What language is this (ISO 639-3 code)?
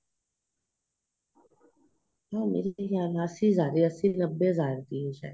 pan